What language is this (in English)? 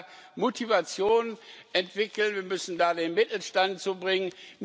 German